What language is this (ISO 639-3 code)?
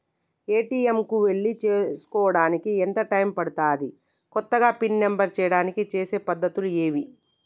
tel